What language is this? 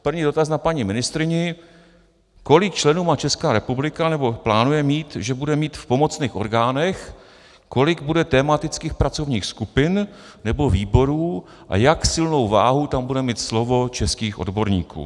Czech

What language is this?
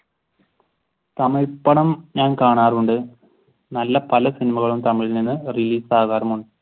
Malayalam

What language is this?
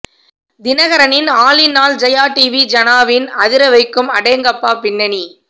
Tamil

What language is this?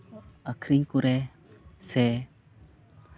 Santali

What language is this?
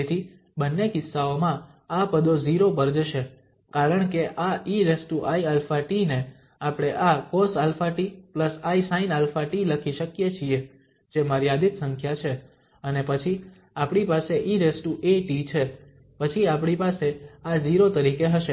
Gujarati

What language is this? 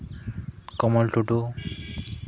Santali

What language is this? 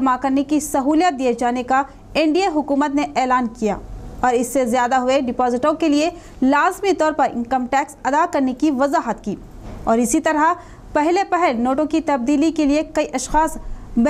Hindi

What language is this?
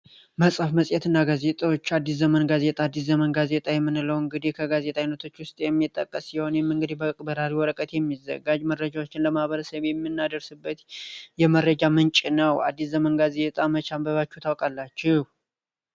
Amharic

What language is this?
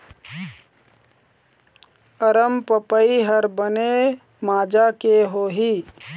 Chhattisgarhi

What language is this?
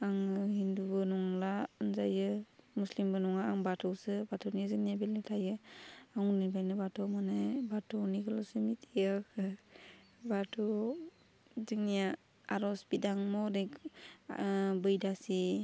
Bodo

